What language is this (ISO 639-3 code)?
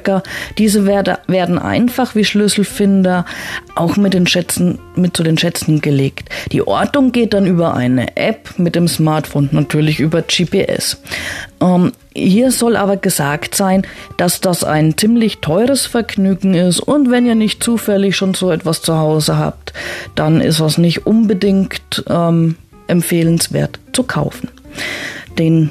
deu